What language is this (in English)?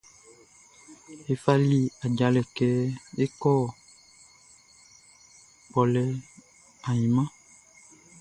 Baoulé